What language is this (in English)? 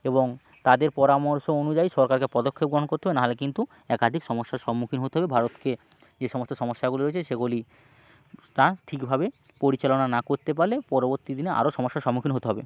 Bangla